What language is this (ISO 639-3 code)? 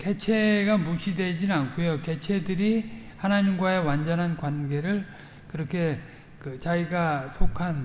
kor